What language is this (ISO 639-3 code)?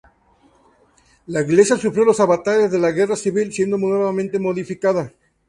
spa